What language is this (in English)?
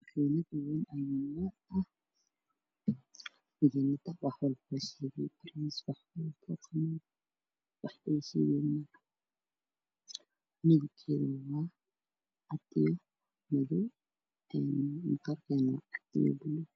Somali